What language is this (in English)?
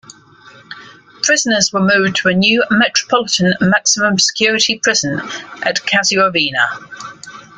English